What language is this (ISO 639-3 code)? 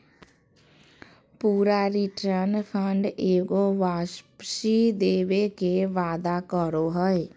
mag